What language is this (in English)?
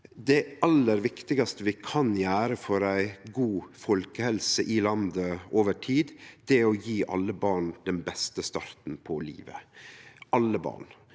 Norwegian